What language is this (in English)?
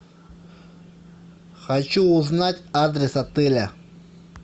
Russian